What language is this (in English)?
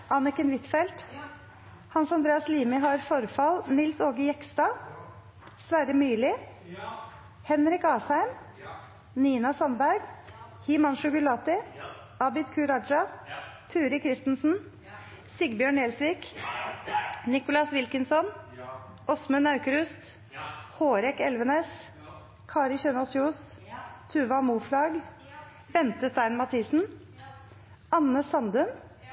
Norwegian Nynorsk